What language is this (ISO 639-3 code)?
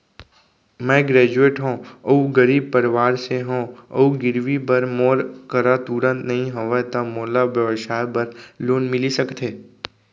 hne